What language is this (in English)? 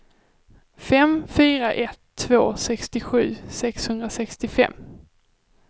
Swedish